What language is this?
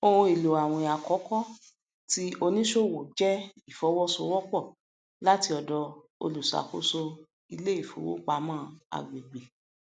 Yoruba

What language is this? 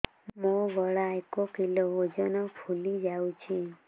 Odia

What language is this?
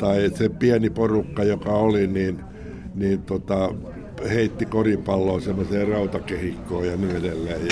Finnish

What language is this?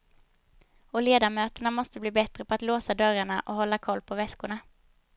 Swedish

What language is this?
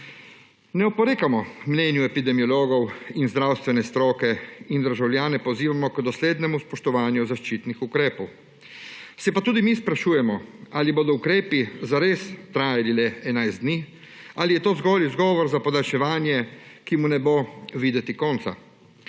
Slovenian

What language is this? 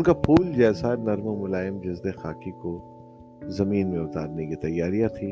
Urdu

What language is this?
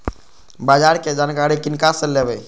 Maithili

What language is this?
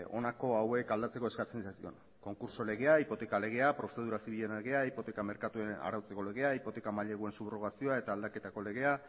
Basque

